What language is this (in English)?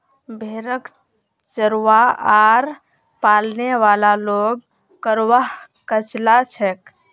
Magahi